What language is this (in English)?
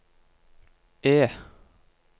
Norwegian